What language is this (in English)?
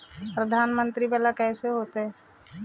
Magahi